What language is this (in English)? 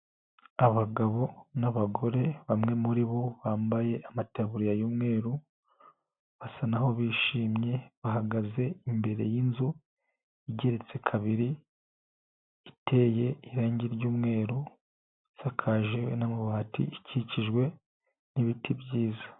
Kinyarwanda